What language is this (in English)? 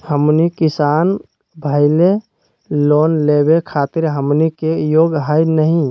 Magahi